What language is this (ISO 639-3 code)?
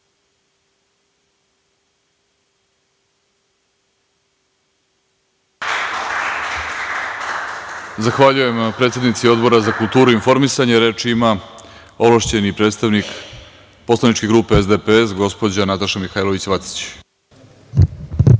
srp